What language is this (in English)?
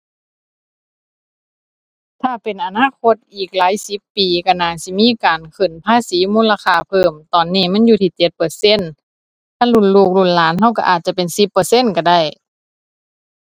Thai